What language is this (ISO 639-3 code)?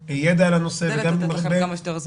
heb